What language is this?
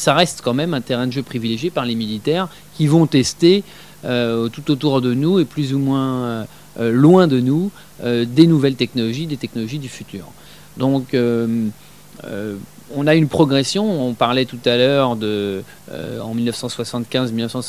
French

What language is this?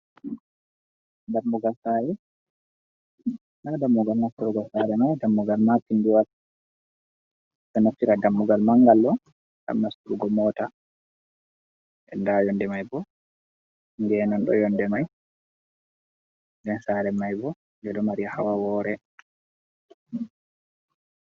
Fula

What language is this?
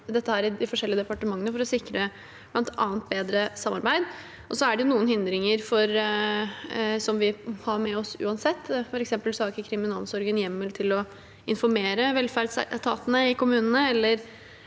Norwegian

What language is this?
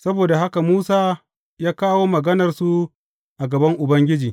Hausa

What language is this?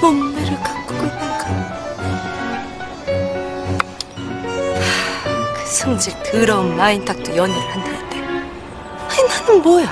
Korean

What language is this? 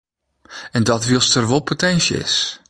Western Frisian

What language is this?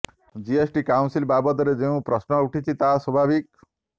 Odia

